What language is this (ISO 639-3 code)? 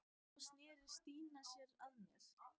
isl